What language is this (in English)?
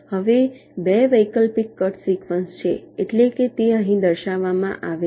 Gujarati